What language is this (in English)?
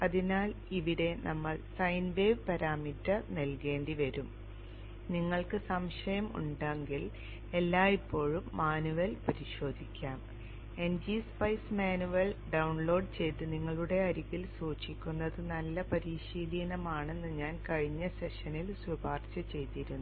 Malayalam